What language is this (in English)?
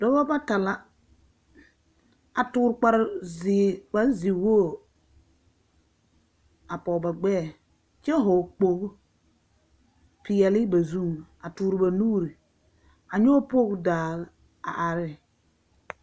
Southern Dagaare